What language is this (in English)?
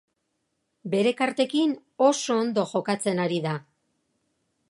Basque